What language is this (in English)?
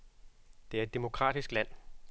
Danish